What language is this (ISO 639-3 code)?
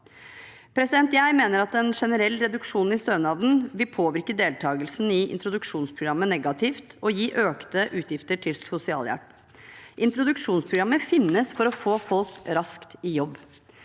nor